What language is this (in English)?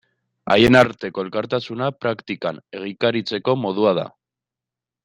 Basque